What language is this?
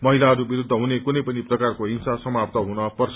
Nepali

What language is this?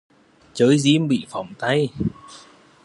Vietnamese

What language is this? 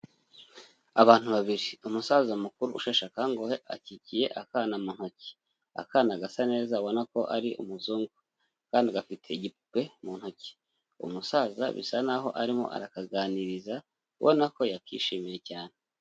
Kinyarwanda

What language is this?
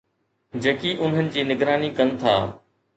Sindhi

